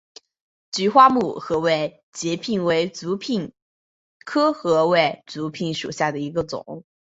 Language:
Chinese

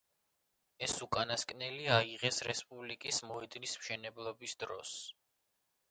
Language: Georgian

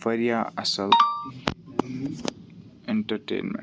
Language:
Kashmiri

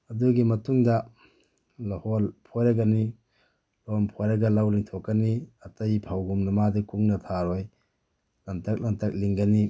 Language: Manipuri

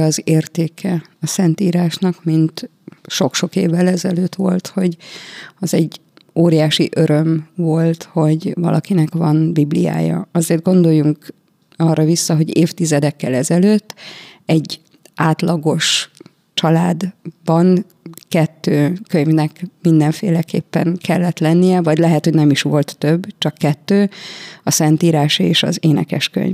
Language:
Hungarian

